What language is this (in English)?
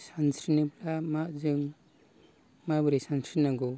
Bodo